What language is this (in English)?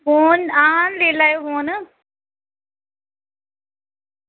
Dogri